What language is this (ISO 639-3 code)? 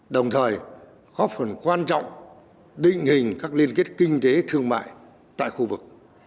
vie